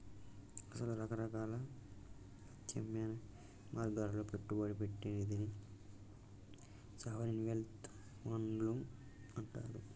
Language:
Telugu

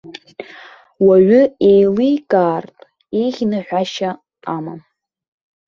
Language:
Abkhazian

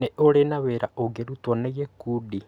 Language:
Kikuyu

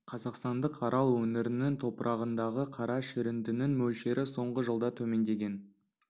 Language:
Kazakh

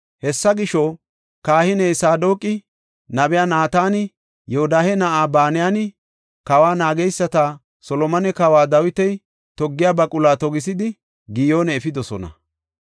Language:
Gofa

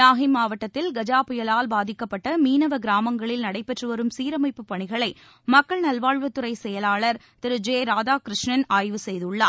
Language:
Tamil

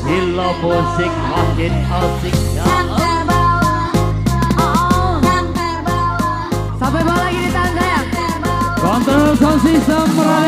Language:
Indonesian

